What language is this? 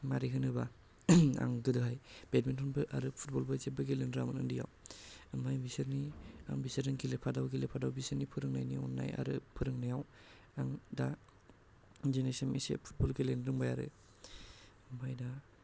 Bodo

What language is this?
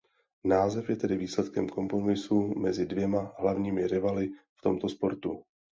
Czech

